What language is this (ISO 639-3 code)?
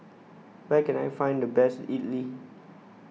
eng